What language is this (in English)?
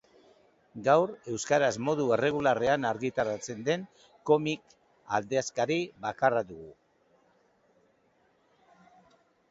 Basque